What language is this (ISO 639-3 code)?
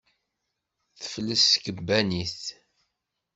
kab